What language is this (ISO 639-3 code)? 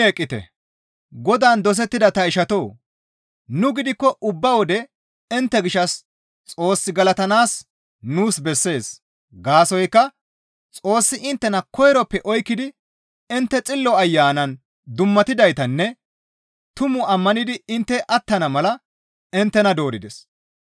gmv